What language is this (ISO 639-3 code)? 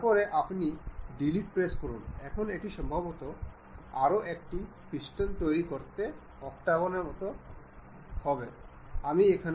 ben